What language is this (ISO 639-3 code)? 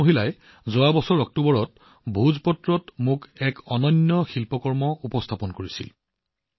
asm